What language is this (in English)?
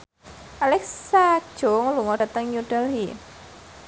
Javanese